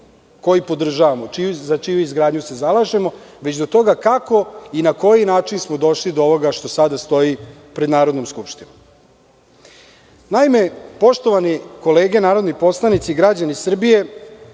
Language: Serbian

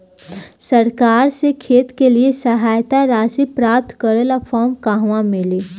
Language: Bhojpuri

